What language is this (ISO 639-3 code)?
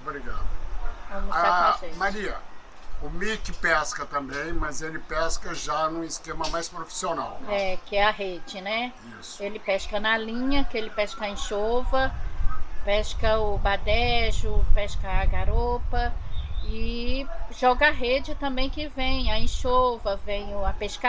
por